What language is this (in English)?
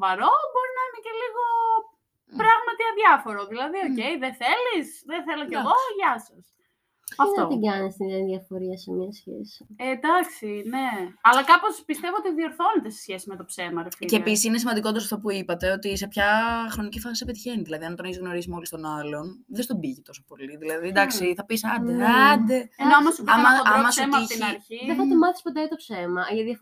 Greek